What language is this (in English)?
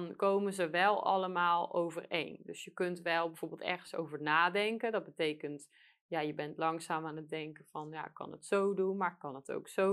Dutch